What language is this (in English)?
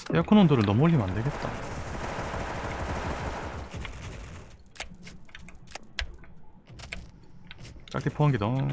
Korean